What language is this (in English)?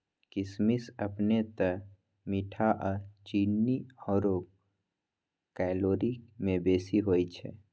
Magahi